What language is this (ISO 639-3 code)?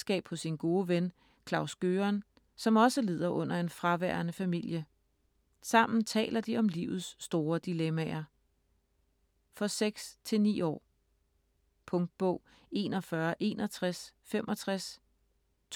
dan